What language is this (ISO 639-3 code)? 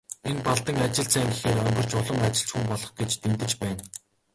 mon